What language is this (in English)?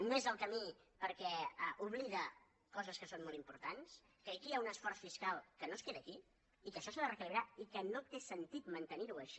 Catalan